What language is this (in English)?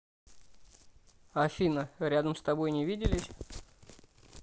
Russian